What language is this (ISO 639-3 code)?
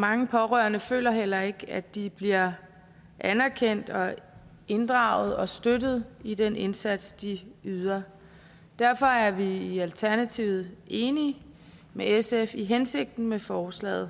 dan